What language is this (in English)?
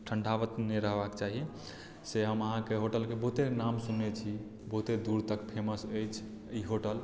Maithili